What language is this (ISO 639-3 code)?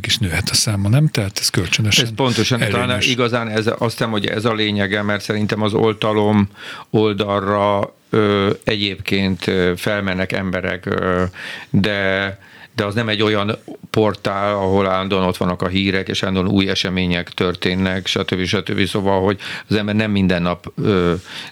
hun